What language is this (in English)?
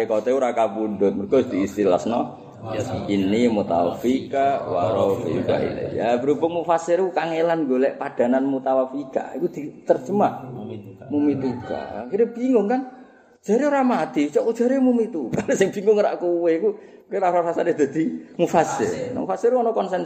Indonesian